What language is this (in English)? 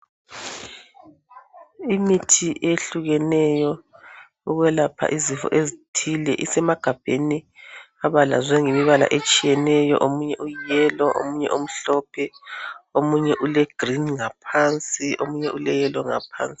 North Ndebele